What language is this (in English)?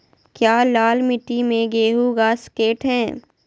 Magahi